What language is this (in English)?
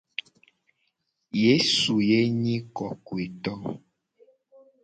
Gen